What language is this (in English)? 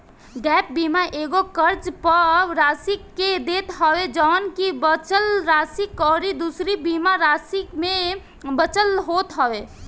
Bhojpuri